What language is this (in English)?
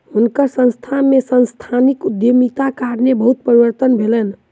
Maithili